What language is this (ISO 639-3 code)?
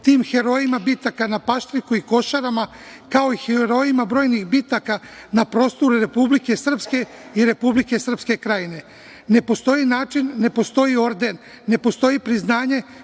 srp